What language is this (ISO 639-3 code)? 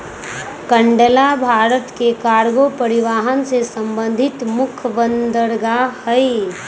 mag